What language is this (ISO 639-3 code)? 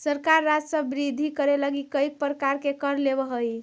mag